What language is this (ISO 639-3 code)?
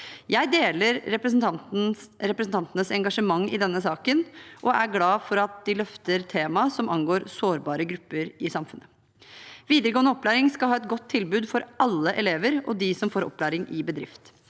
nor